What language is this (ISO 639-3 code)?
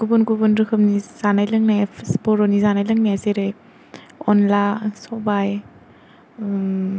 brx